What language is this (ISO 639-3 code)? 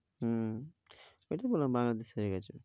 ben